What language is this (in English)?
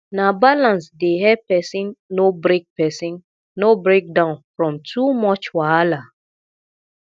Nigerian Pidgin